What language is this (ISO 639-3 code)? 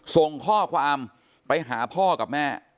tha